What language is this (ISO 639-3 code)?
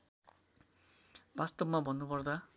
nep